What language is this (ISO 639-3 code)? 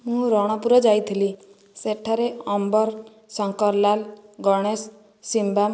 ori